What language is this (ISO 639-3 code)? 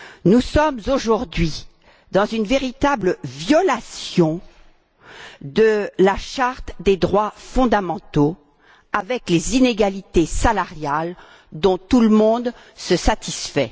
fra